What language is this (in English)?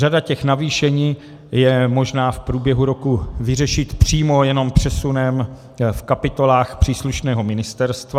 Czech